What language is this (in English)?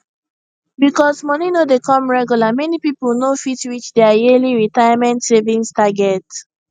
Nigerian Pidgin